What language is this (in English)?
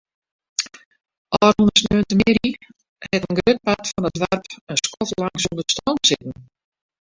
Western Frisian